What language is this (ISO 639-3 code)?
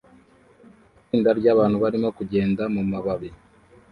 kin